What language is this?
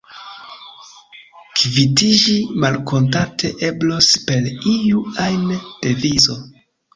Esperanto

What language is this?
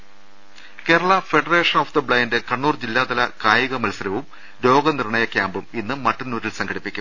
Malayalam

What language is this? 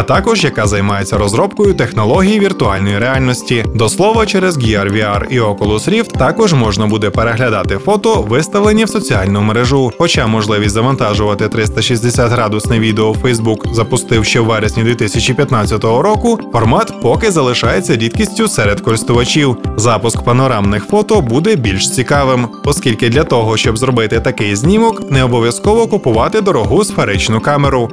Ukrainian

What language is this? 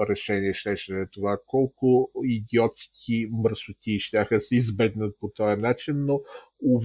Bulgarian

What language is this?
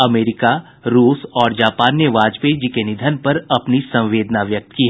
Hindi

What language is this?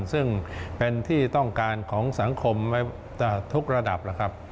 Thai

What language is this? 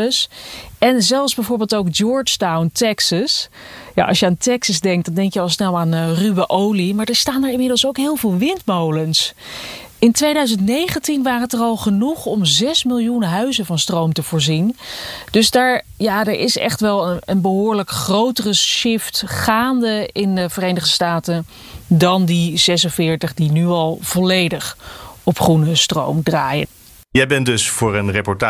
Dutch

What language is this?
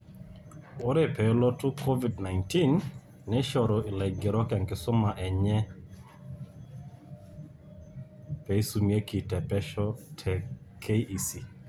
Masai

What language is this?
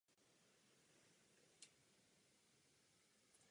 Czech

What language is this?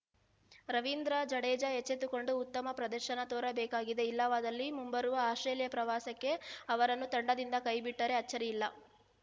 Kannada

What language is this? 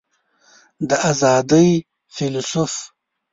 Pashto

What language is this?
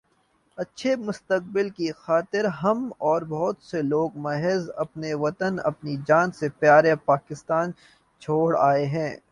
Urdu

